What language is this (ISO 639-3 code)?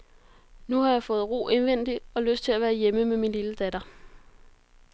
dan